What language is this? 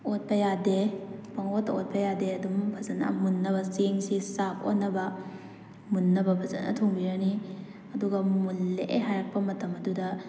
Manipuri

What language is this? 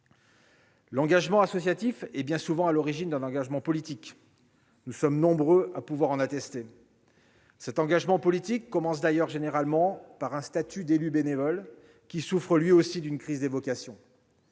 French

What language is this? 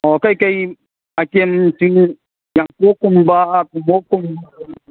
Manipuri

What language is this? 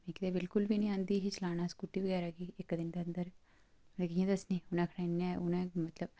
Dogri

